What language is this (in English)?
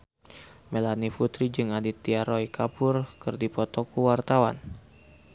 Sundanese